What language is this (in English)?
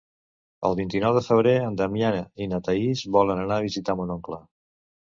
Catalan